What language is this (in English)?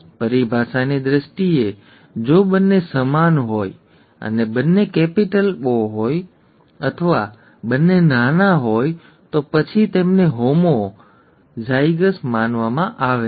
Gujarati